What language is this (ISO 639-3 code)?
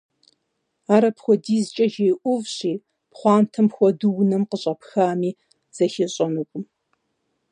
kbd